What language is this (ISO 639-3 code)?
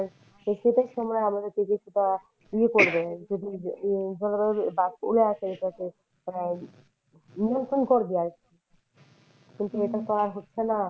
ben